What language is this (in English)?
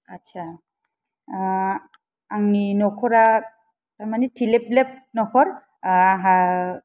Bodo